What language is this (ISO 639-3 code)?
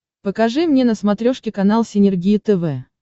rus